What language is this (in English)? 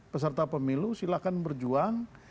Indonesian